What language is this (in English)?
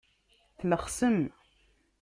Kabyle